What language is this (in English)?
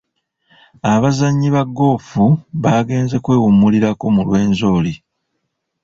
Ganda